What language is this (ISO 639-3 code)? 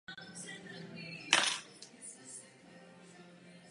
ces